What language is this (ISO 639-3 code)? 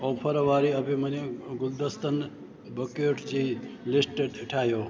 snd